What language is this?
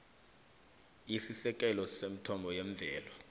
South Ndebele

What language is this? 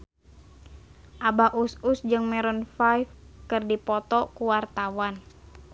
Sundanese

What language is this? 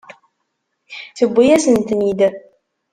Kabyle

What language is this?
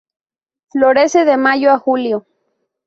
Spanish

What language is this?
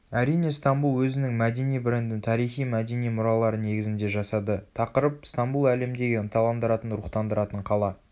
Kazakh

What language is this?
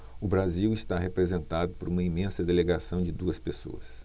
Portuguese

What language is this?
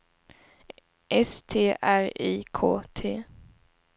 Swedish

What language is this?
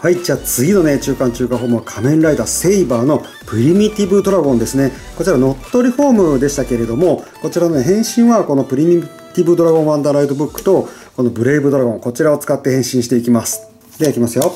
Japanese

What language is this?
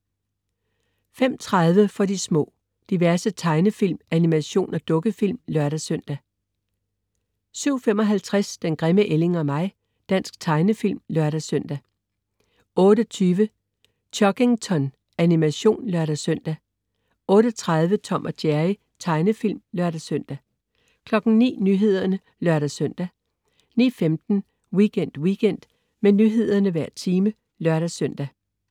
Danish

